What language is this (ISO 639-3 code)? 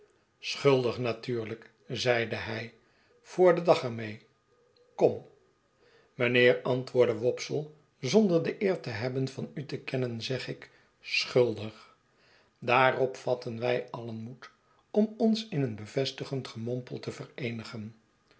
nld